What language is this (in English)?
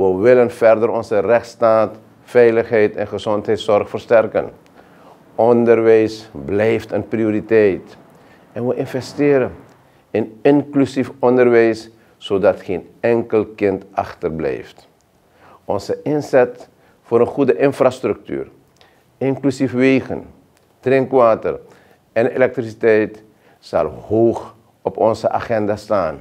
Dutch